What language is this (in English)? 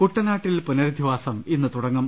Malayalam